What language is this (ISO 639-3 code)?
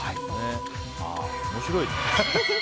jpn